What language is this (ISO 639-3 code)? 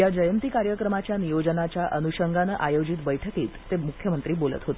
mar